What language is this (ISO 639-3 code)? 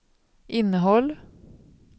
swe